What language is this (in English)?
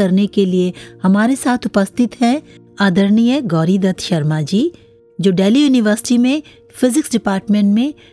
Hindi